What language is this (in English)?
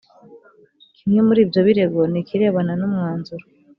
Kinyarwanda